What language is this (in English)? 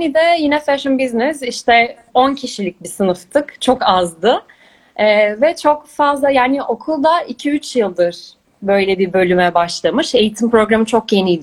Turkish